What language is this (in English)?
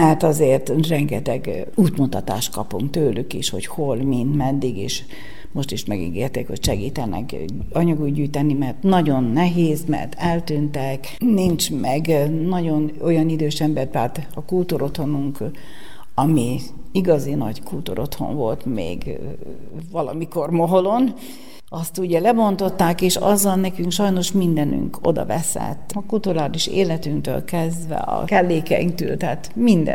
Hungarian